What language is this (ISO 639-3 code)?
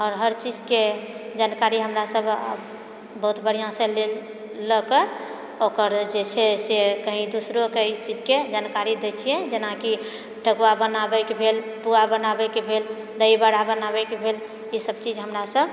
mai